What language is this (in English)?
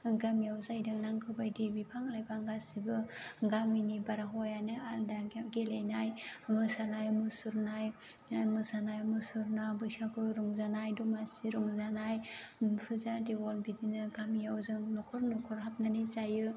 Bodo